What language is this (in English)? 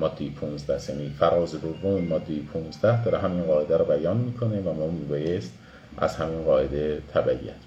Persian